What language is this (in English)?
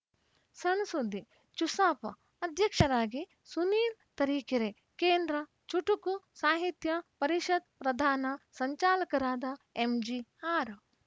Kannada